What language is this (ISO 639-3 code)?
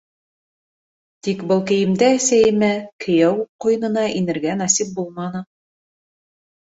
bak